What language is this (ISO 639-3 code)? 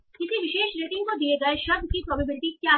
hin